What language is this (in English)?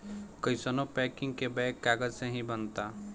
Bhojpuri